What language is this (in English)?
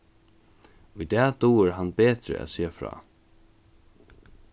Faroese